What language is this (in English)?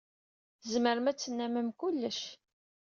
Kabyle